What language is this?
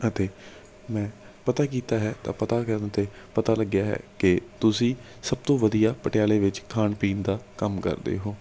Punjabi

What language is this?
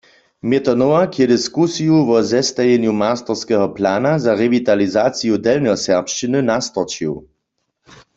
Upper Sorbian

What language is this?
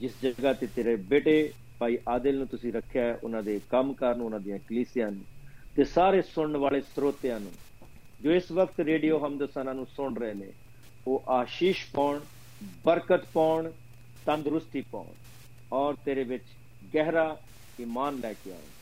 Punjabi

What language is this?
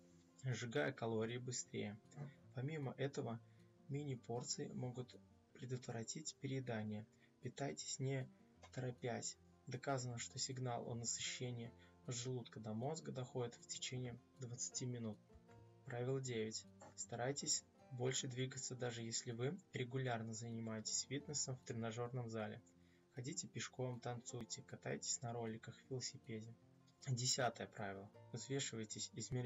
Russian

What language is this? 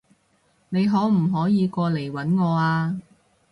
Cantonese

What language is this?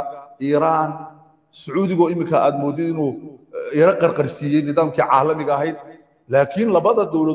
Arabic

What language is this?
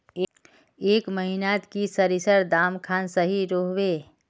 Magahi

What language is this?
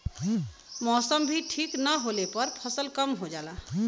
Bhojpuri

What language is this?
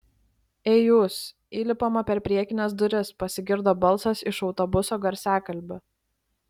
Lithuanian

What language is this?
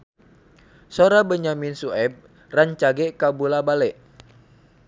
Sundanese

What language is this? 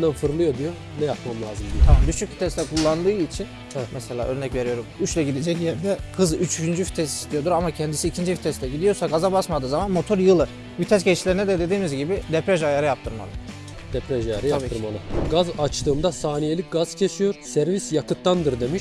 Turkish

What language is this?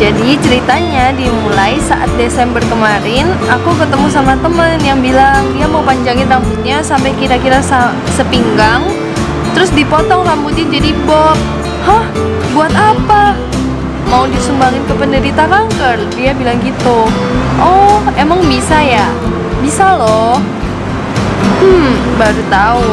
Indonesian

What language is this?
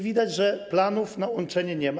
Polish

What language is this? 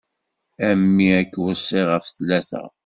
Kabyle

